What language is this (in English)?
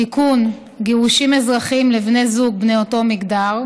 Hebrew